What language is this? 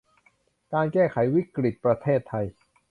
Thai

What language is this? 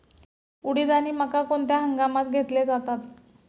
Marathi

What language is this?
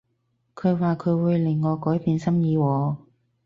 Cantonese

